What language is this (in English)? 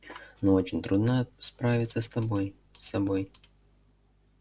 Russian